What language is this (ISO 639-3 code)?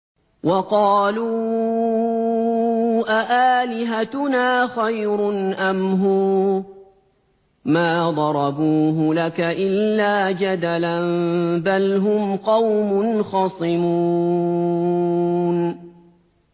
ara